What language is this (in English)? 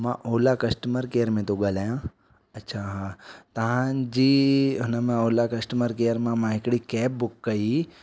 Sindhi